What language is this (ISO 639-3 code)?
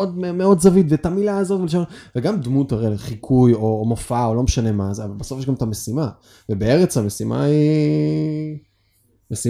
heb